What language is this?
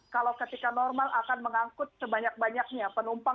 Indonesian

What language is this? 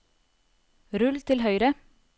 Norwegian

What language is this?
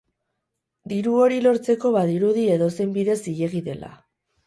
Basque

